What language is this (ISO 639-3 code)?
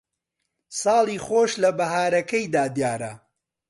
ckb